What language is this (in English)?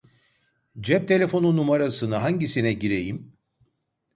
Turkish